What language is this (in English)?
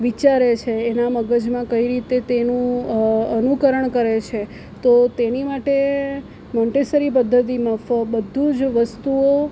Gujarati